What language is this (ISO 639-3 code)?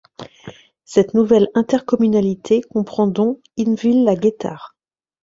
fra